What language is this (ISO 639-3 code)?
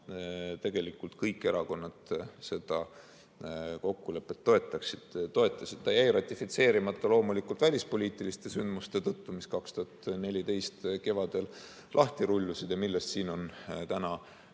est